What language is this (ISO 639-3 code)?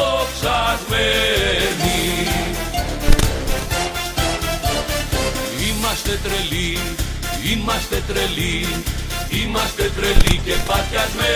ell